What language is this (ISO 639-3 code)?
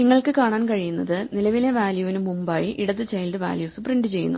mal